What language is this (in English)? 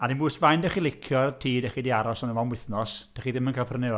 Welsh